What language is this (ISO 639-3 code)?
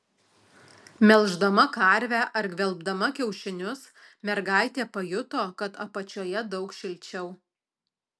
lit